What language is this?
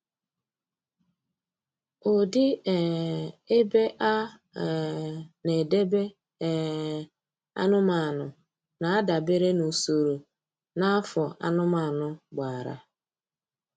Igbo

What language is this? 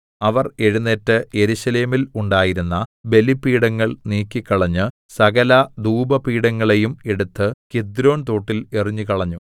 Malayalam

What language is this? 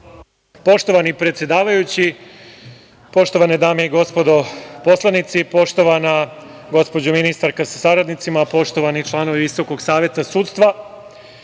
Serbian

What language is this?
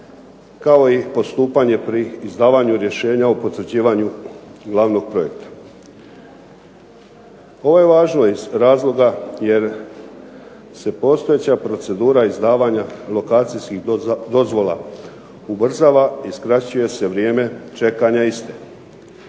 Croatian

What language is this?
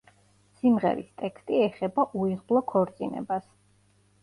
Georgian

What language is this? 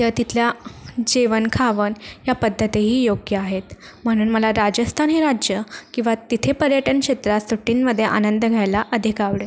Marathi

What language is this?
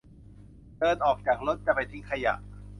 Thai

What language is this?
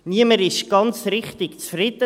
Swiss German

